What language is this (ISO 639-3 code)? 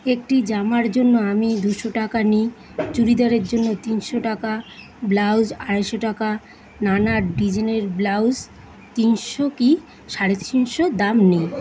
ben